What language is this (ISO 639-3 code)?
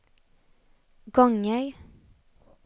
swe